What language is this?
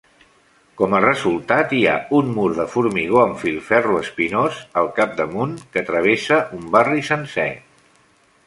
Catalan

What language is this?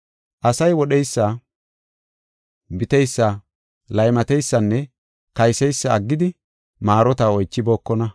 Gofa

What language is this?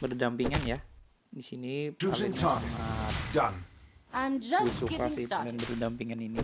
Indonesian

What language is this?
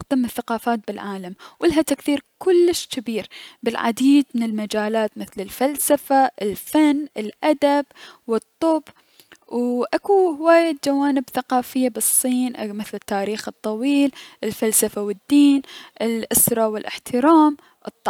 Mesopotamian Arabic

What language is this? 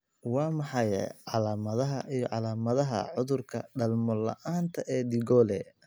Somali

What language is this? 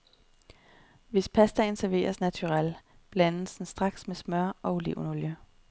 Danish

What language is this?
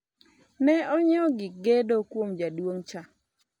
Luo (Kenya and Tanzania)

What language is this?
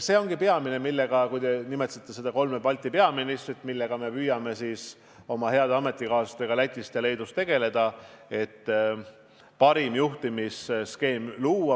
Estonian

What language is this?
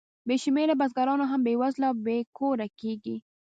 Pashto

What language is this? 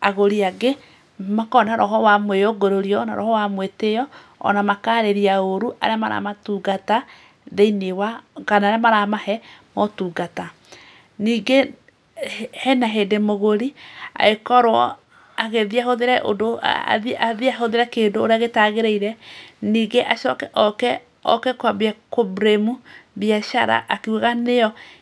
Kikuyu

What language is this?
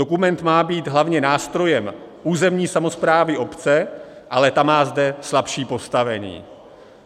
Czech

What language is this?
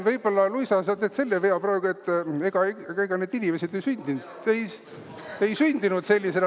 Estonian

